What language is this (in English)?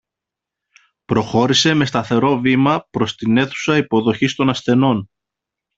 Greek